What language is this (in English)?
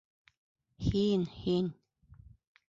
Bashkir